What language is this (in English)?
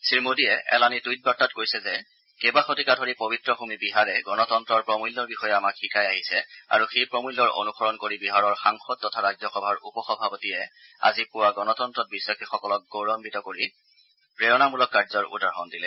Assamese